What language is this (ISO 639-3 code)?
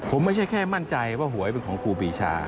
tha